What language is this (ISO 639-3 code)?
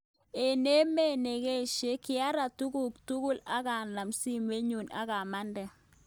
kln